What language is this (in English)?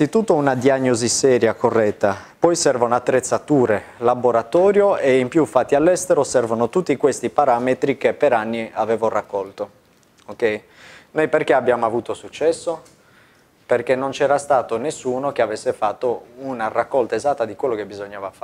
Italian